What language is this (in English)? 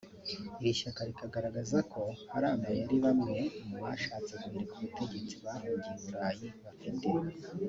Kinyarwanda